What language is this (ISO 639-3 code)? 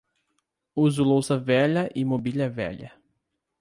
por